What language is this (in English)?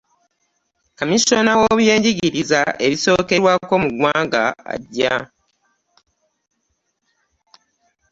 Ganda